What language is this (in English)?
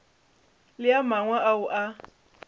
Northern Sotho